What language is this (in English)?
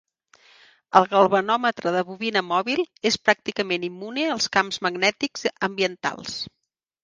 Catalan